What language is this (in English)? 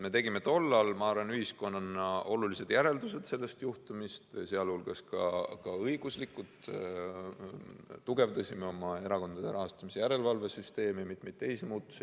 Estonian